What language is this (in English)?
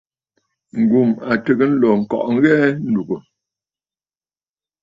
Bafut